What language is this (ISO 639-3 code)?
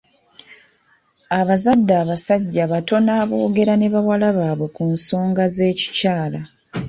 lug